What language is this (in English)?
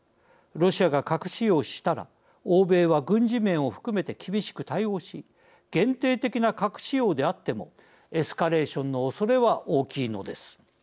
Japanese